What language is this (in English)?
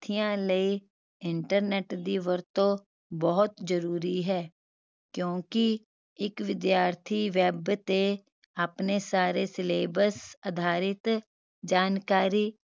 Punjabi